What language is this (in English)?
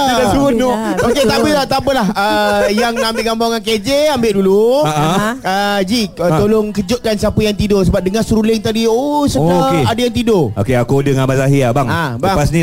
Malay